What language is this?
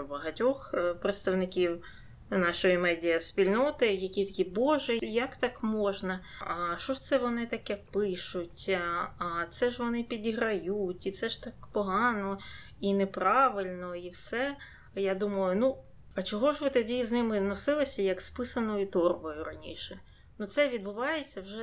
Ukrainian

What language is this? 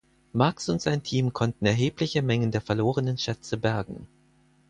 German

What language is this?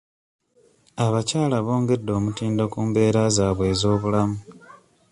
Ganda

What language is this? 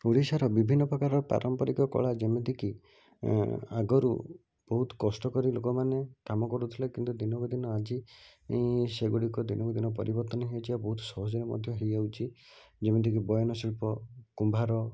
Odia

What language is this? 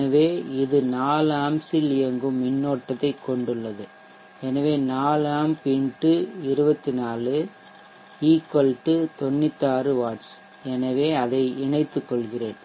Tamil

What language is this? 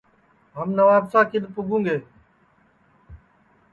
Sansi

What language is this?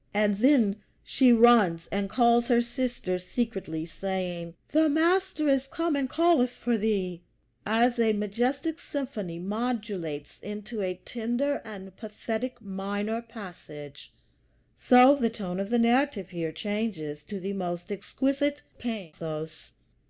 English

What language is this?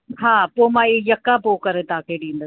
Sindhi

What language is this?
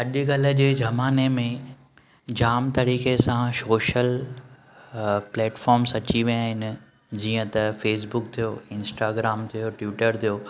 Sindhi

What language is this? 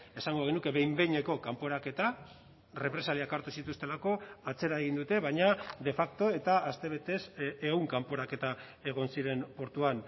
Basque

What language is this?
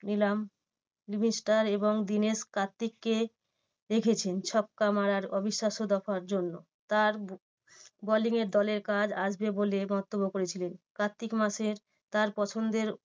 Bangla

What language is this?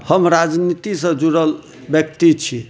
Maithili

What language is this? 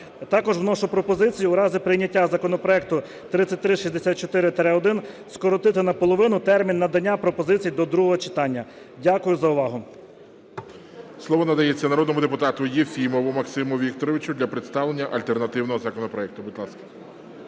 Ukrainian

